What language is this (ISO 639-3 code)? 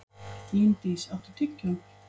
isl